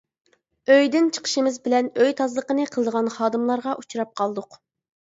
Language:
Uyghur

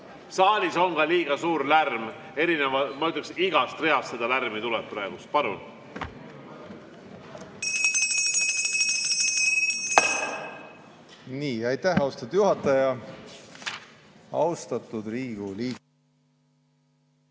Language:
Estonian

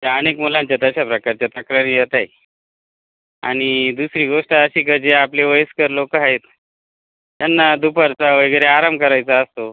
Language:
Marathi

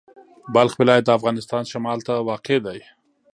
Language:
Pashto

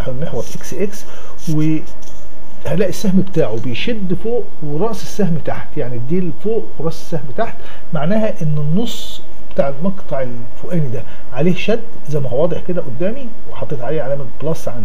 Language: Arabic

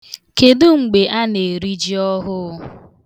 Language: Igbo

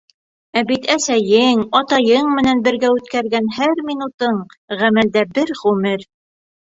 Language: Bashkir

